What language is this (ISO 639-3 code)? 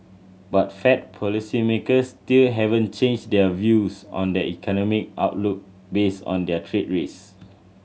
eng